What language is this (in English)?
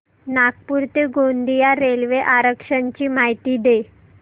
Marathi